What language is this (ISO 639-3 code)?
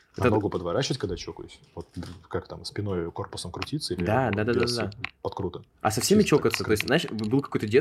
rus